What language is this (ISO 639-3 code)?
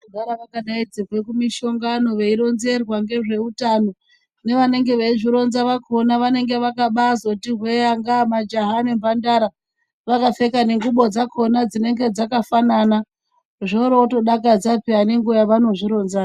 ndc